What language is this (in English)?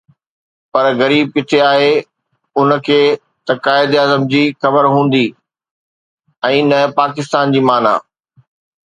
Sindhi